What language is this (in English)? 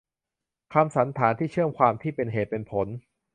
Thai